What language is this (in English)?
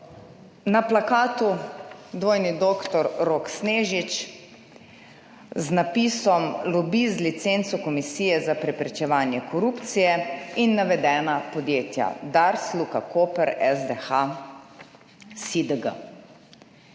Slovenian